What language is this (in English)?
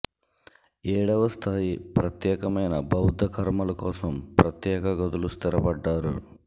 Telugu